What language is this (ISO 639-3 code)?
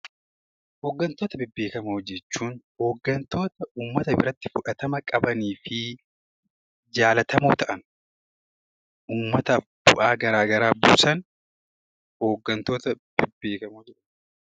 orm